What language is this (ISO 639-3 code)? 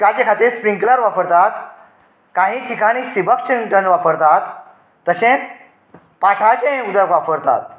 kok